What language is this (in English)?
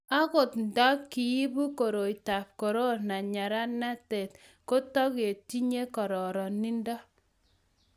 Kalenjin